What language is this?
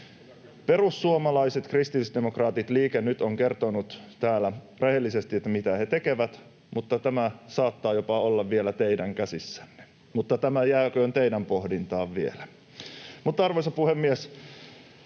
Finnish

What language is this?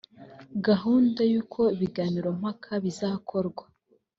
Kinyarwanda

